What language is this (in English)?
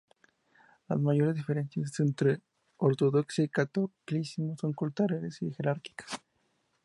Spanish